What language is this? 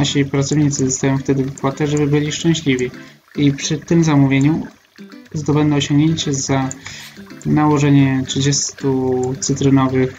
Polish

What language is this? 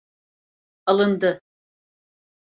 Turkish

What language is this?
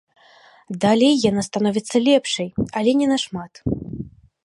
Belarusian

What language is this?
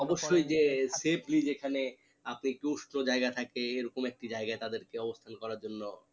Bangla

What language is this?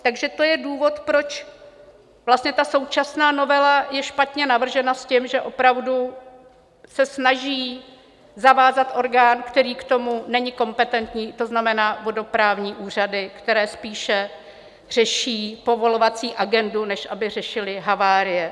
Czech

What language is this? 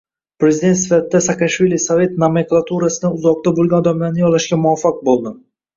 Uzbek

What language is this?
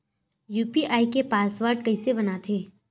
Chhattisgarhi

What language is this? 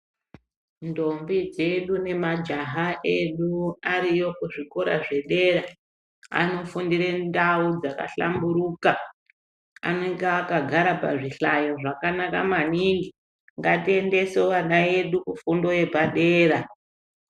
Ndau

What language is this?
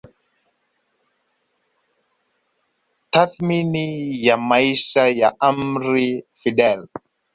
Swahili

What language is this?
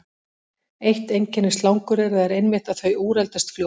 Icelandic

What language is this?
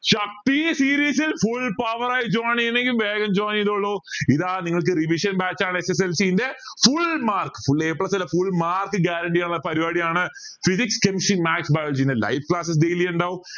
Malayalam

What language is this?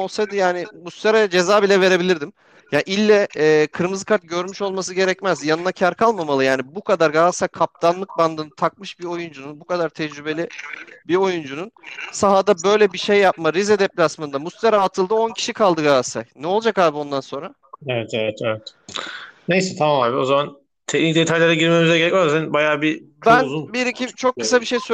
Turkish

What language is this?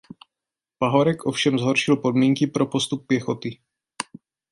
Czech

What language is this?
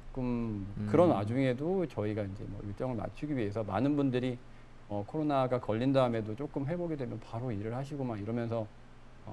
Korean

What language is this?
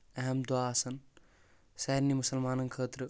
Kashmiri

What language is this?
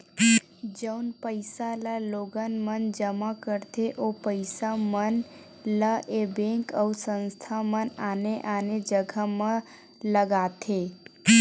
Chhattisgarhi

